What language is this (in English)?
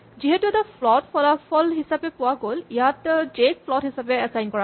Assamese